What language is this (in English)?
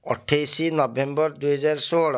Odia